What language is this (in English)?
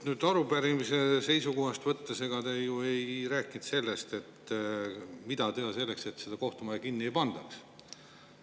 Estonian